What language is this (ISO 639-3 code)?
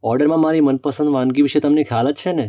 guj